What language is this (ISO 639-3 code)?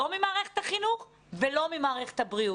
heb